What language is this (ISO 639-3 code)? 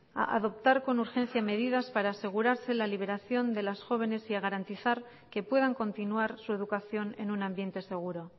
spa